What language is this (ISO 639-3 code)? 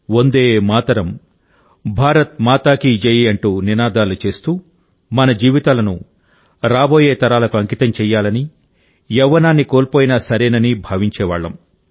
tel